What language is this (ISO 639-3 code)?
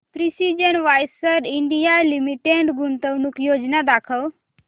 mar